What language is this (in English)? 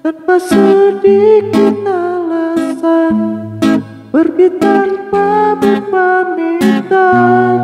Indonesian